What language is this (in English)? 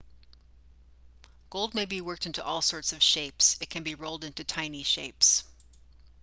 English